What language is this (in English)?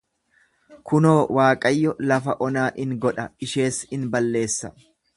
Oromo